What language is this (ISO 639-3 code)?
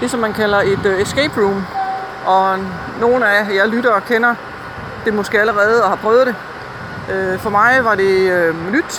dan